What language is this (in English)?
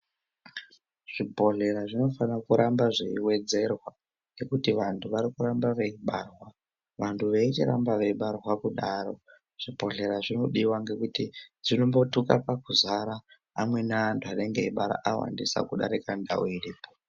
Ndau